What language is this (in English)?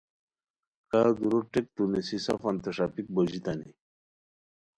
Khowar